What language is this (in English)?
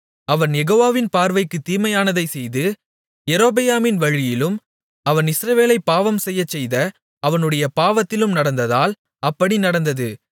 Tamil